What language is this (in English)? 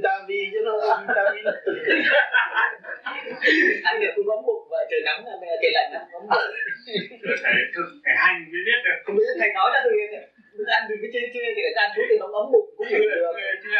Vietnamese